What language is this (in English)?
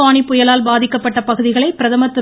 Tamil